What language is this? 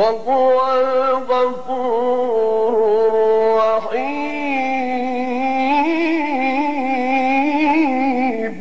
Arabic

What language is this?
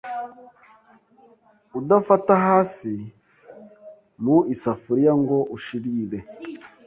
Kinyarwanda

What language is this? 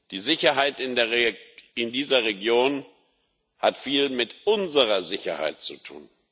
German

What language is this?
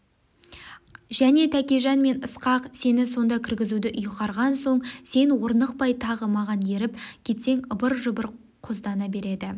Kazakh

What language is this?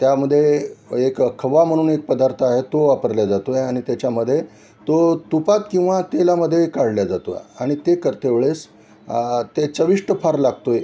Marathi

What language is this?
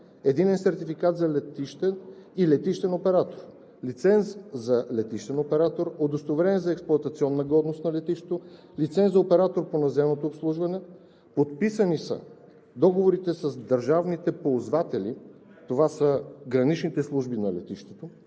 Bulgarian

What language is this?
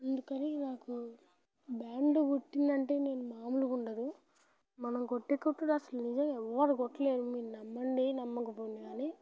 Telugu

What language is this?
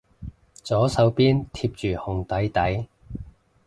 Cantonese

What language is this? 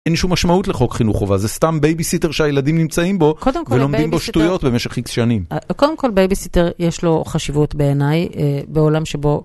Hebrew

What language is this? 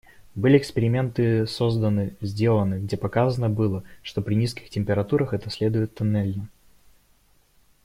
Russian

